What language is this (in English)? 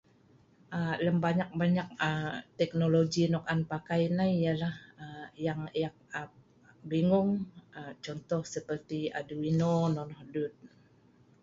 Sa'ban